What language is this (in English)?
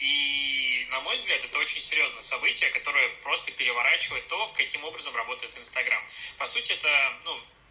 Russian